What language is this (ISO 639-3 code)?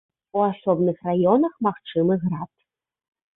bel